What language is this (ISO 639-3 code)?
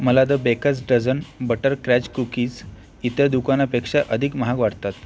mar